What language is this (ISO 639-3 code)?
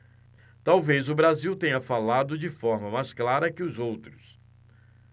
por